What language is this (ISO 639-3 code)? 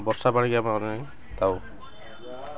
ori